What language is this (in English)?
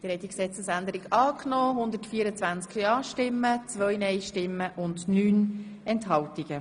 Swiss German